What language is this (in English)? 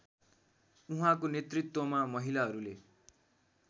Nepali